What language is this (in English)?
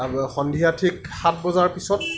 Assamese